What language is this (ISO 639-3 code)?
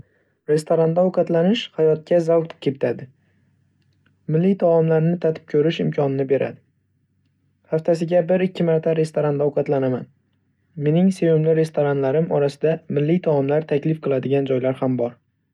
uzb